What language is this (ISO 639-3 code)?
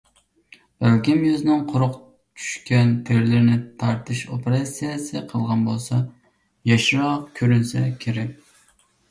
uig